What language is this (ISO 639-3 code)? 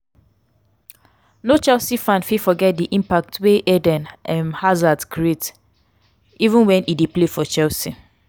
pcm